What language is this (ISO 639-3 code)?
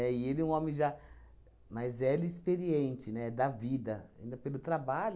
por